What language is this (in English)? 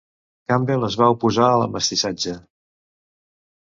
Catalan